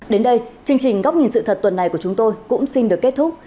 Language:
Vietnamese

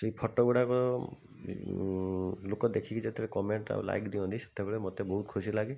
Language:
Odia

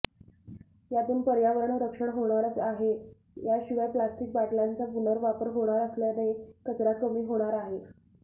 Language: Marathi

